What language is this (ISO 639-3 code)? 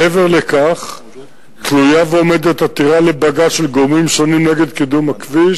heb